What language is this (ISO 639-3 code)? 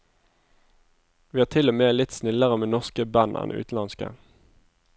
nor